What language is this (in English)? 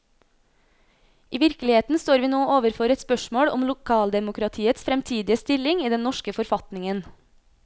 Norwegian